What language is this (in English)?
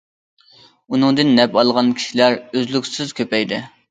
Uyghur